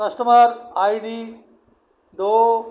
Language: Punjabi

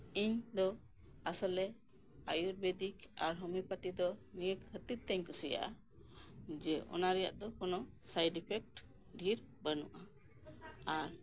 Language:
Santali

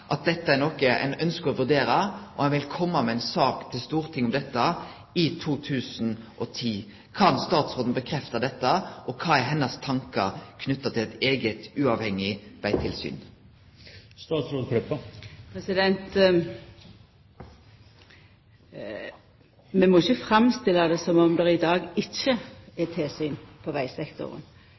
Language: Norwegian Nynorsk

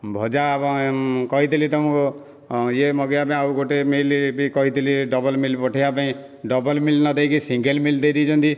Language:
Odia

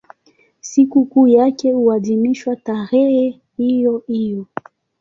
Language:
Swahili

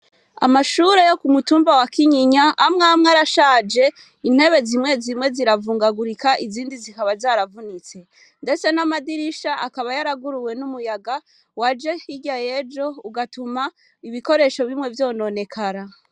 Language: Rundi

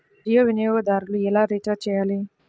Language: Telugu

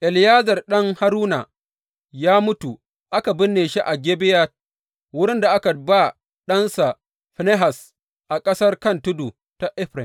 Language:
Hausa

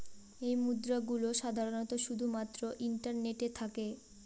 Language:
Bangla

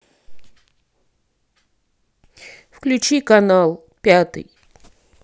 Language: Russian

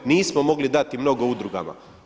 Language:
Croatian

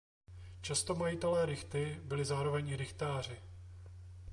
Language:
Czech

